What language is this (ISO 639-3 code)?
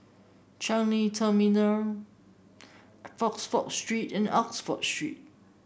eng